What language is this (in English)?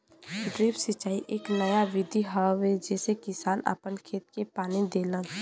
Bhojpuri